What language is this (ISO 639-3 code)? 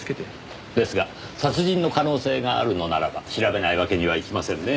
jpn